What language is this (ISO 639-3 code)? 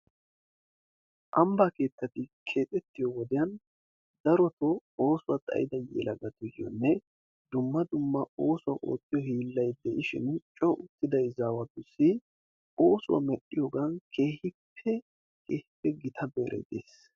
wal